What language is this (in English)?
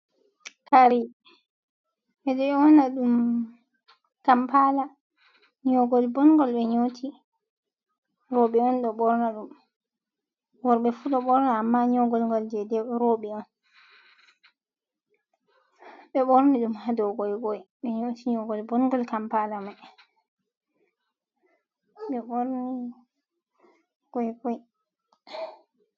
Fula